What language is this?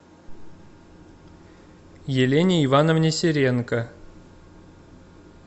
Russian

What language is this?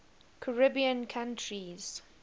English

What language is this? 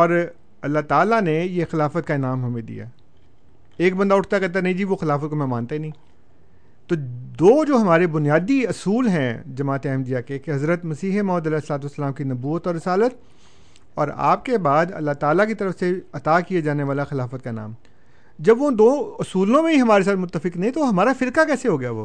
Urdu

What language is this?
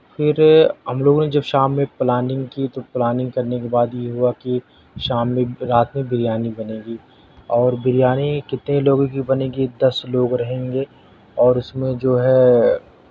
Urdu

